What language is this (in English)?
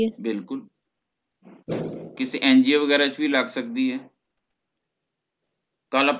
Punjabi